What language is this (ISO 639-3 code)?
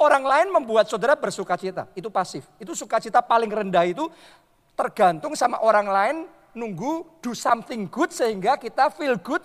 ind